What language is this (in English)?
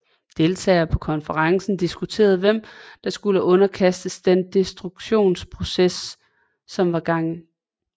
Danish